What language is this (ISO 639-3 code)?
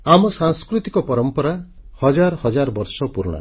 ori